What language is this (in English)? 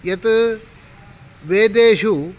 Sanskrit